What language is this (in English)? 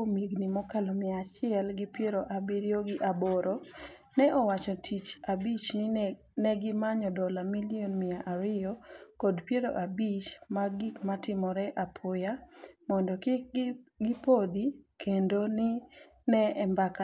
Luo (Kenya and Tanzania)